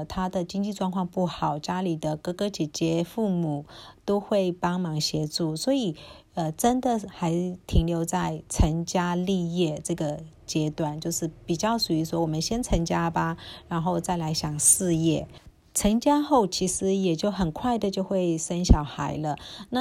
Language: Chinese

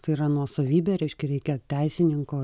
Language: Lithuanian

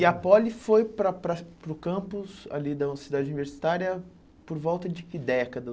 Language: Portuguese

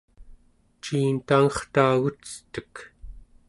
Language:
Central Yupik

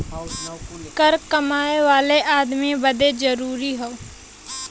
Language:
Bhojpuri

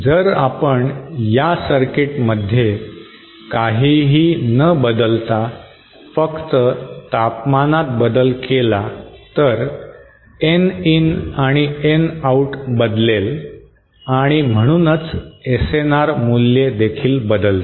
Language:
Marathi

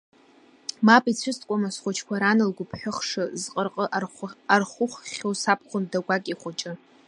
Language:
Abkhazian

